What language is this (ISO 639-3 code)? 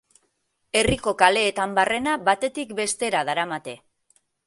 eus